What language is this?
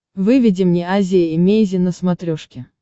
Russian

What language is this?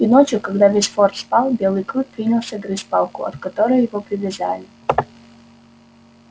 Russian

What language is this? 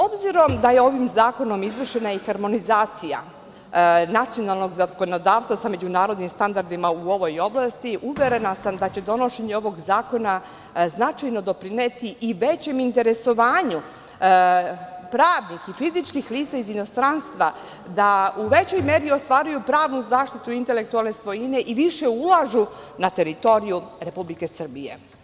Serbian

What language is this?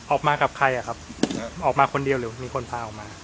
Thai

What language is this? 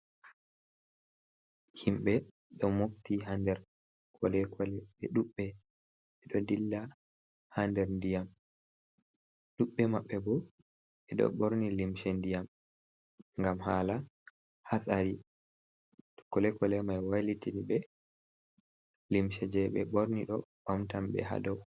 Fula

